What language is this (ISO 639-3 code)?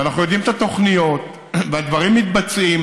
heb